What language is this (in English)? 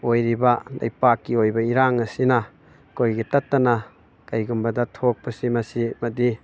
Manipuri